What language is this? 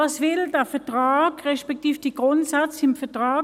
Swiss German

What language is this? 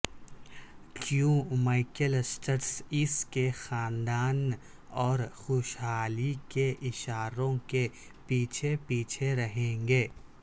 Urdu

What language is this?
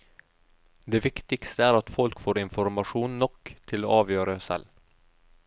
Norwegian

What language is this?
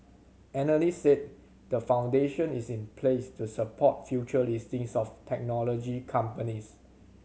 English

